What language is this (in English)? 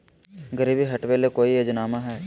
Magahi